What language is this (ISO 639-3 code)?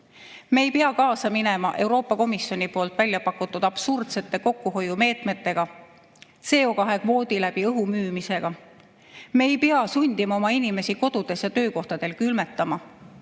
est